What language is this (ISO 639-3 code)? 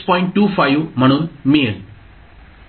mar